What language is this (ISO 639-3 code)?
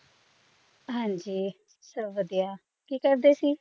pan